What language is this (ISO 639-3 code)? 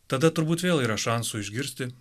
lit